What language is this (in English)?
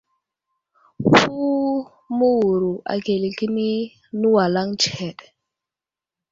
Wuzlam